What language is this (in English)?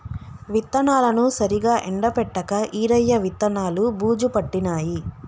Telugu